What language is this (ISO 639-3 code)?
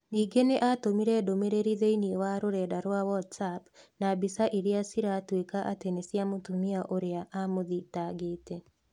kik